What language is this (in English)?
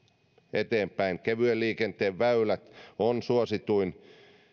Finnish